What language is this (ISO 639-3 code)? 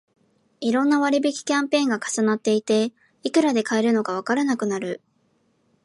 jpn